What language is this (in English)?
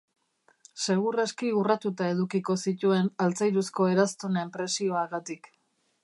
Basque